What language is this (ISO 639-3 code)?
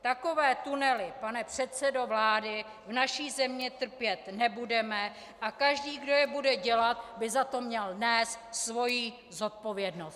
ces